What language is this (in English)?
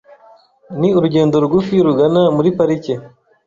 Kinyarwanda